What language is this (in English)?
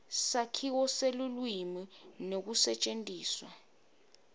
Swati